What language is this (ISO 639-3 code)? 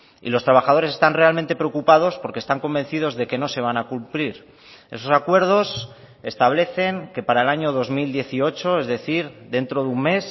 spa